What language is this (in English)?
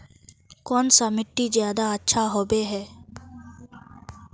Magahi